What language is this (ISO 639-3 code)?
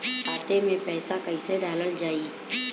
bho